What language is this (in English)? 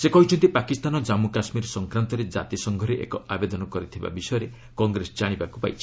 Odia